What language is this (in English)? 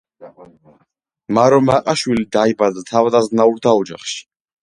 Georgian